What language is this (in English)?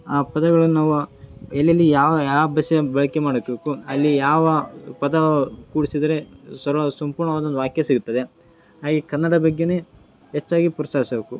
Kannada